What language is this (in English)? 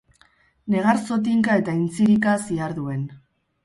Basque